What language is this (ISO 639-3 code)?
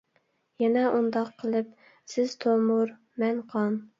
uig